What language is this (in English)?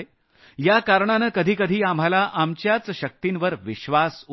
Marathi